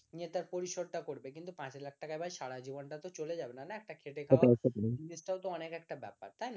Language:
Bangla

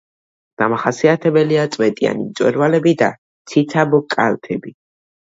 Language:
Georgian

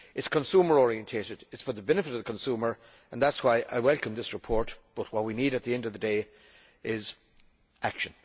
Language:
English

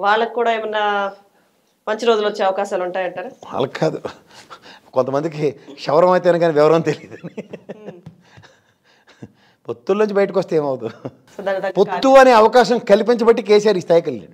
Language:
Telugu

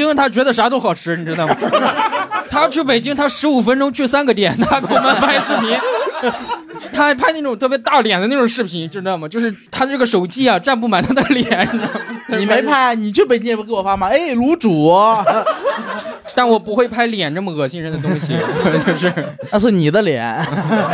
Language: Chinese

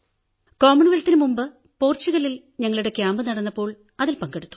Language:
Malayalam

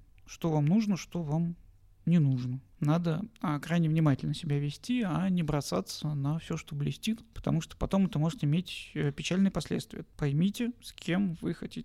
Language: Russian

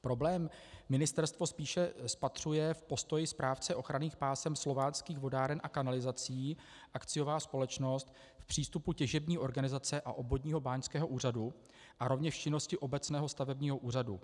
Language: Czech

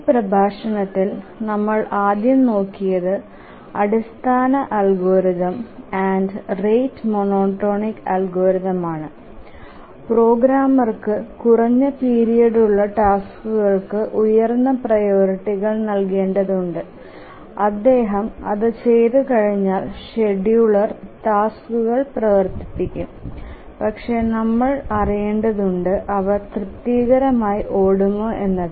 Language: Malayalam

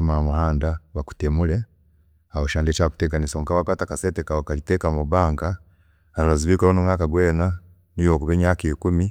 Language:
Chiga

